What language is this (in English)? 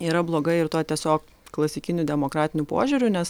Lithuanian